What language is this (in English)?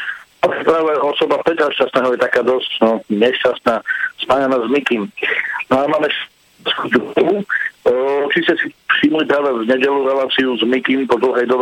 Slovak